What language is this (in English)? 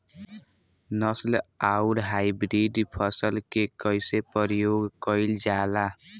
Bhojpuri